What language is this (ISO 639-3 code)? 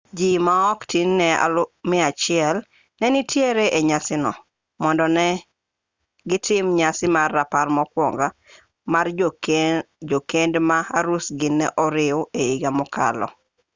luo